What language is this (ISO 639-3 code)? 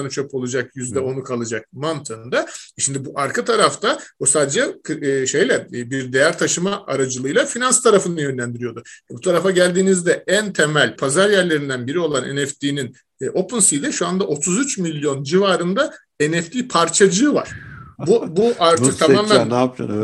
tur